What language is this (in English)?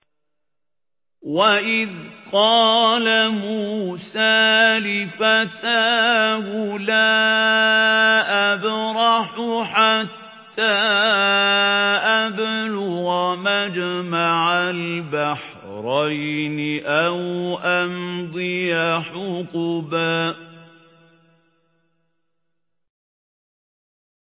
Arabic